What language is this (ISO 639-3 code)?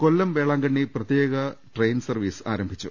mal